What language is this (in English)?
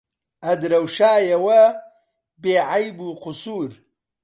Central Kurdish